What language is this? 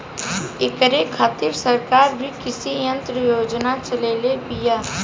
Bhojpuri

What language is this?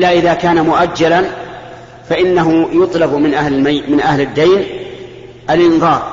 Arabic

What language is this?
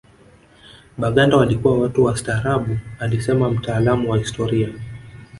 Swahili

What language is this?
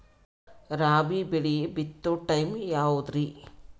Kannada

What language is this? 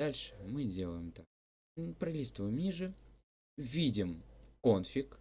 Russian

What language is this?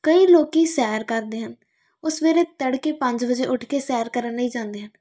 Punjabi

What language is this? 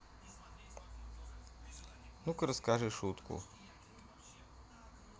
Russian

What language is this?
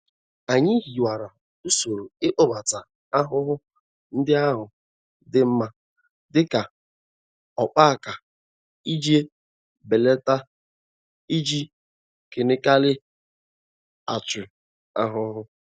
Igbo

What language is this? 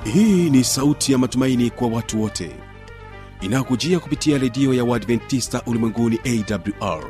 Swahili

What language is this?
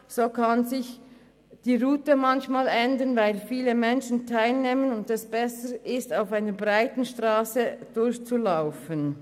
Swiss German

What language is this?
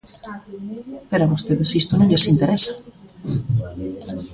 Galician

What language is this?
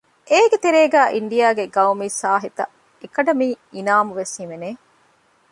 Divehi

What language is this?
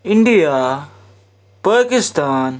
Kashmiri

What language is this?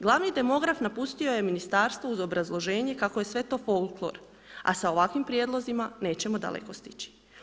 Croatian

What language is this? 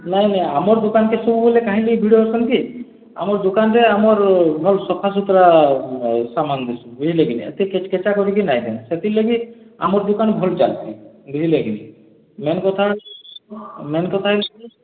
Odia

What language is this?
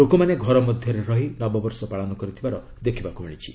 Odia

